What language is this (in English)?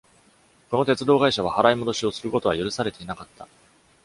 Japanese